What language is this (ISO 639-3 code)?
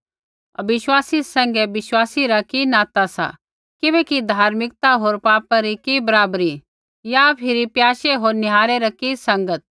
kfx